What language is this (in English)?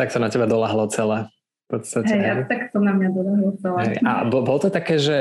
Slovak